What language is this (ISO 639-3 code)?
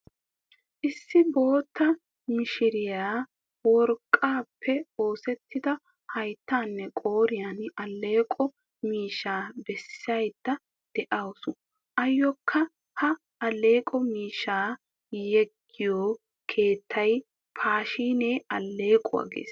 wal